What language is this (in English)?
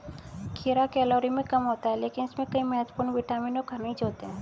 Hindi